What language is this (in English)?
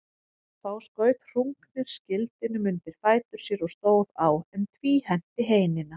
Icelandic